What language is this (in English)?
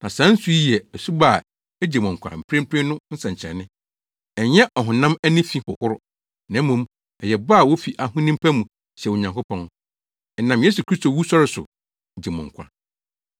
Akan